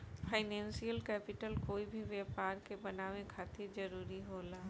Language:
Bhojpuri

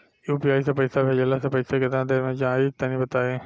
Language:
Bhojpuri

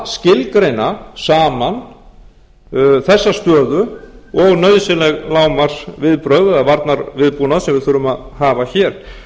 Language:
Icelandic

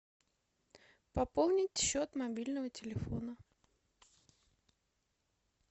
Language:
Russian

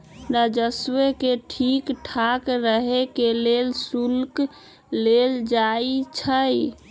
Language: Magahi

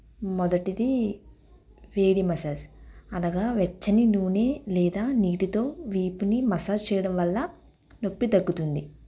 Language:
Telugu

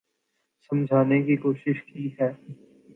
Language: Urdu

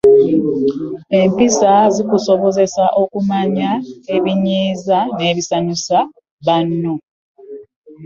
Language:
Ganda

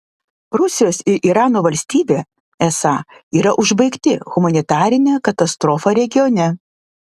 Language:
Lithuanian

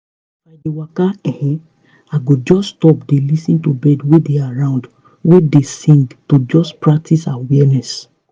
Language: Nigerian Pidgin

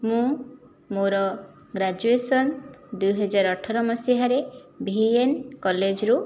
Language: Odia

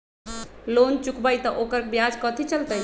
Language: Magahi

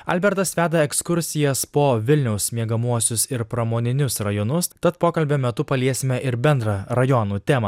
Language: Lithuanian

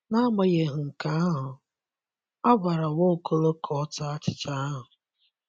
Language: Igbo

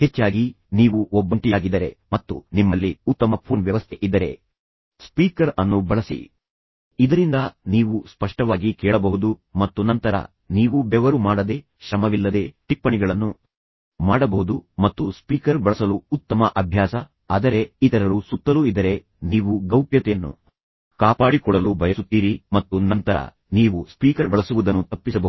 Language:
Kannada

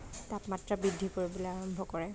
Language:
Assamese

